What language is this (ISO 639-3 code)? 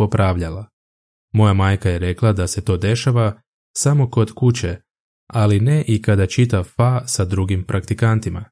hrv